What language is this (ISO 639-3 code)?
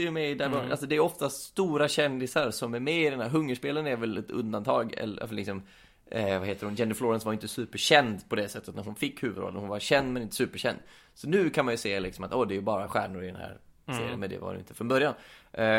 swe